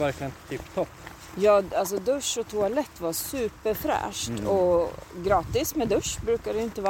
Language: Swedish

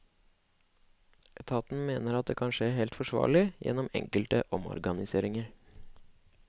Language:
Norwegian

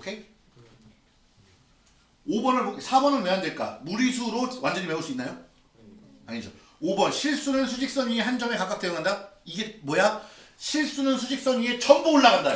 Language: Korean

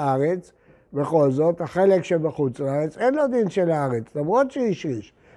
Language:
Hebrew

